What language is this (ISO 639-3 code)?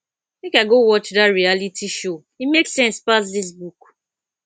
pcm